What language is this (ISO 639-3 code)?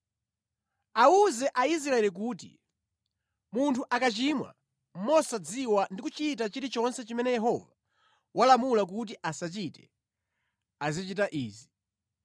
nya